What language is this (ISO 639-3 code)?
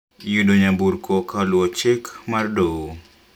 luo